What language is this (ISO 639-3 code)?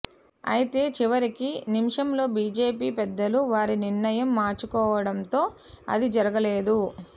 tel